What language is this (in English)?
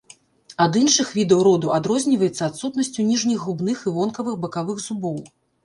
Belarusian